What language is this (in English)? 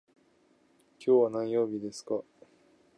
Japanese